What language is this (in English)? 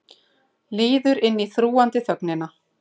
Icelandic